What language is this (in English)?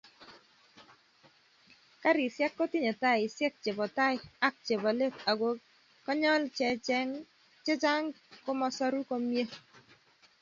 Kalenjin